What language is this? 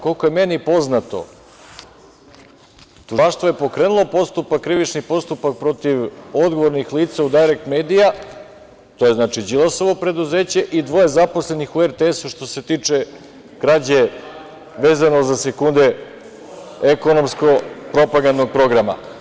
Serbian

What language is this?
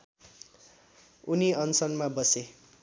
Nepali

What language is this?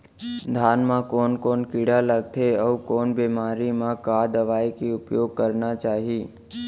Chhattisgarhi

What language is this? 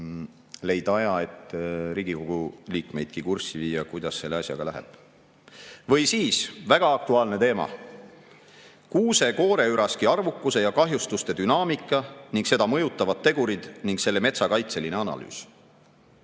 Estonian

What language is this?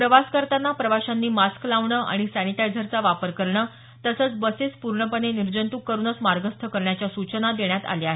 Marathi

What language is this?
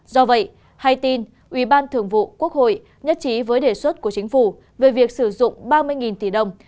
Vietnamese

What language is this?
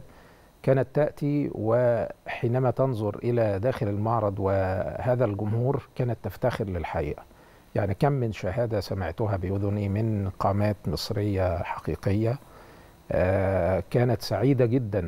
Arabic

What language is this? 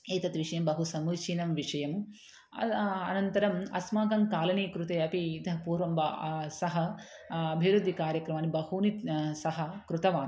Sanskrit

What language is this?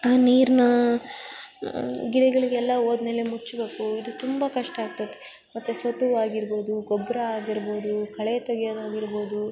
Kannada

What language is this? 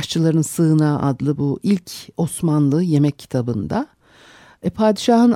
Turkish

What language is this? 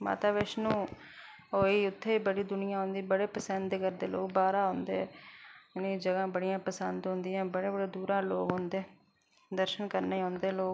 Dogri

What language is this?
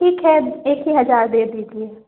Hindi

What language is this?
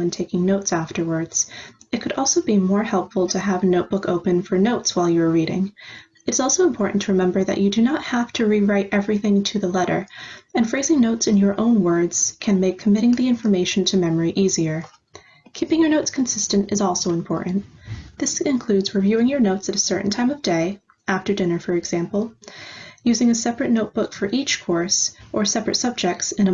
English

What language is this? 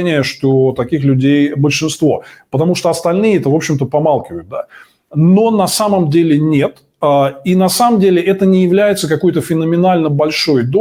Russian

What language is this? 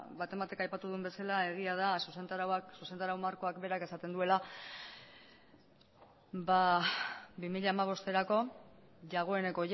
Basque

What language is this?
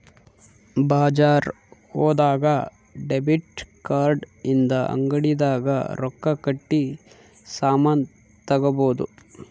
Kannada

